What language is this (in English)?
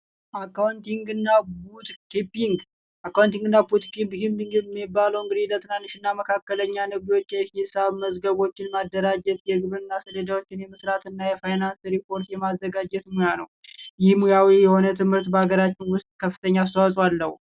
Amharic